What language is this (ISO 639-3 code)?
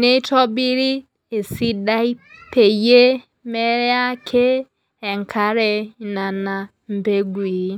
mas